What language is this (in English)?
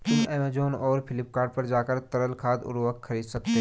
Hindi